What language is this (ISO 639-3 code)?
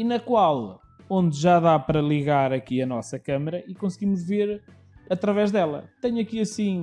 por